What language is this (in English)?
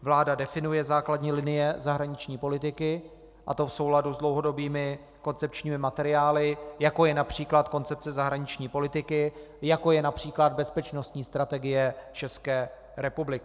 Czech